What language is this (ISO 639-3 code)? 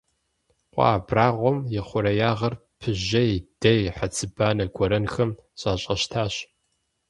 kbd